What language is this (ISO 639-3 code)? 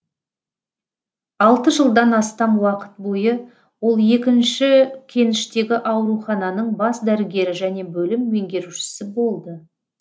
kaz